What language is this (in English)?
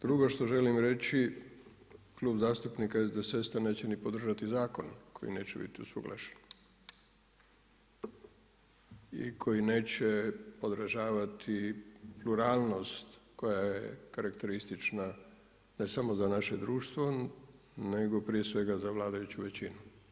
Croatian